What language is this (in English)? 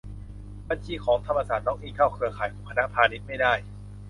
Thai